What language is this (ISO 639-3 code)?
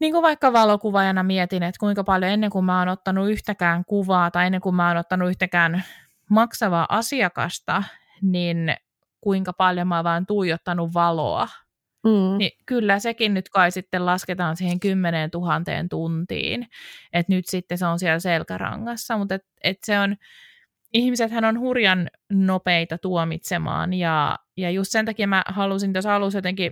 fin